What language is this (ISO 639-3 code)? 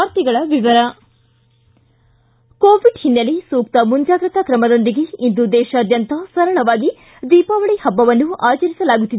kan